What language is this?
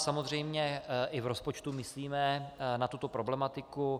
Czech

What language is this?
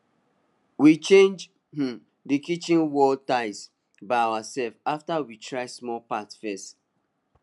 Nigerian Pidgin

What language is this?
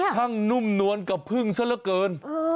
Thai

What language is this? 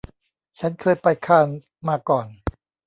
Thai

